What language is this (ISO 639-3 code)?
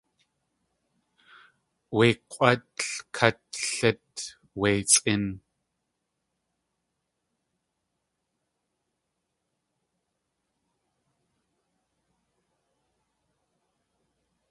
tli